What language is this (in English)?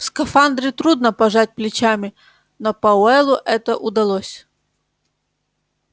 Russian